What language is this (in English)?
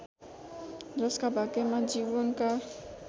Nepali